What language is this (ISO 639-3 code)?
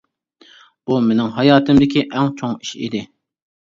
uig